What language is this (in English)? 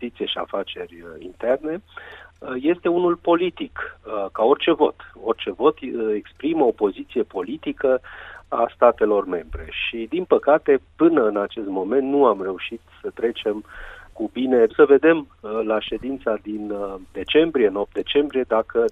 Romanian